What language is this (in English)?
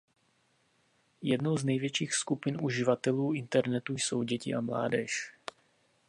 Czech